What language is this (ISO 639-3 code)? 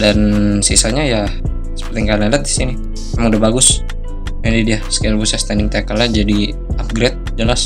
ind